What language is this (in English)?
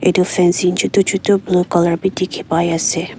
Naga Pidgin